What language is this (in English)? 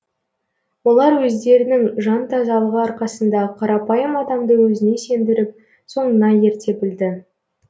Kazakh